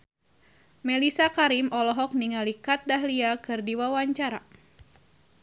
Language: Sundanese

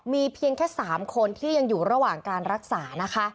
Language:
Thai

